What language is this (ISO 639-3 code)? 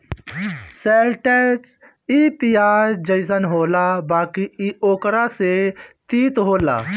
bho